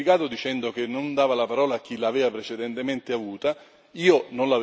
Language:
Italian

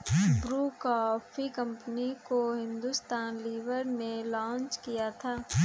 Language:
Hindi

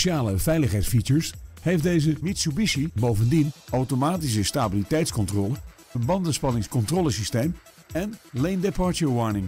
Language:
Dutch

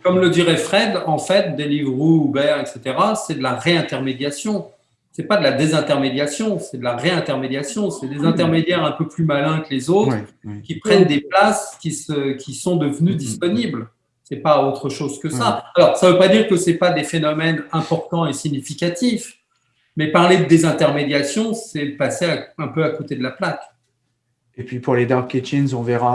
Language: French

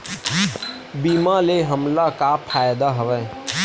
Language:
Chhattisgarhi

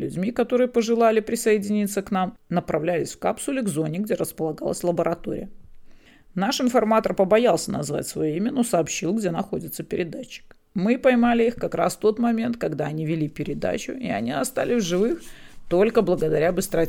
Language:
Russian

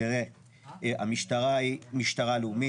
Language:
Hebrew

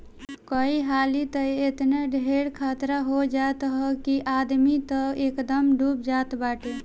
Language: Bhojpuri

